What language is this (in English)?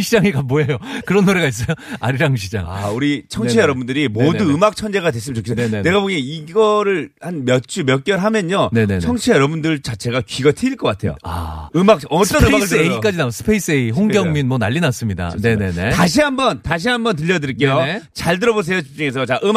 Korean